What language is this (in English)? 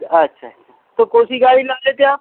Urdu